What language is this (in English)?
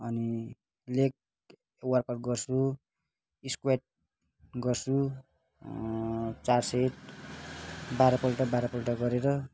Nepali